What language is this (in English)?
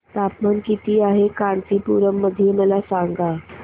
Marathi